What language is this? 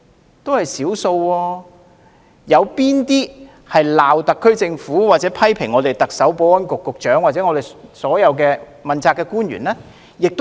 Cantonese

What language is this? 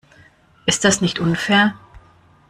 German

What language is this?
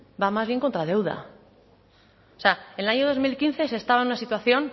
Spanish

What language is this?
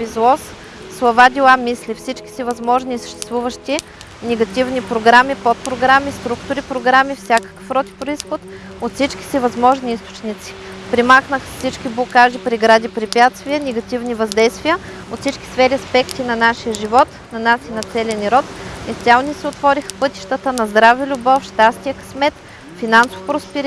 English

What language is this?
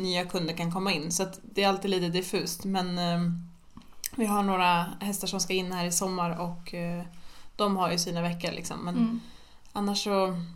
Swedish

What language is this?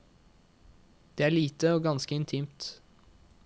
Norwegian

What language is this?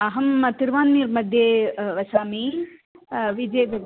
Sanskrit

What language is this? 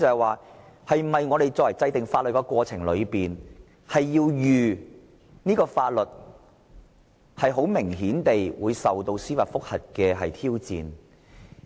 Cantonese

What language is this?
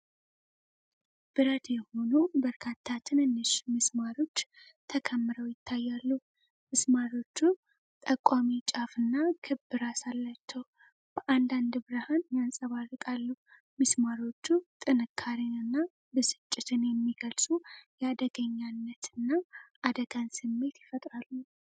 Amharic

